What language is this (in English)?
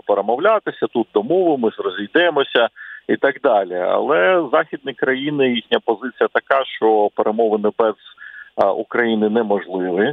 Ukrainian